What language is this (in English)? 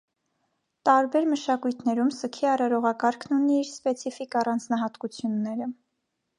Armenian